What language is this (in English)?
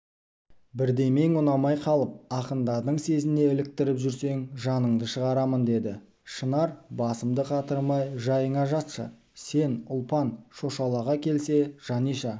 Kazakh